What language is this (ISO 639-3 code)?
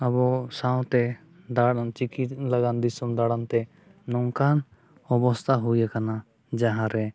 sat